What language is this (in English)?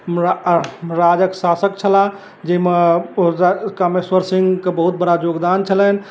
Maithili